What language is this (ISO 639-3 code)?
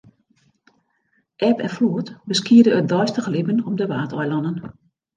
fry